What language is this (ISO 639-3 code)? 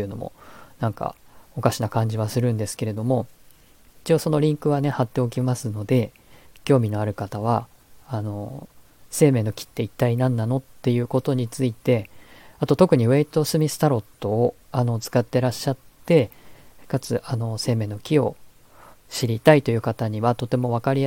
jpn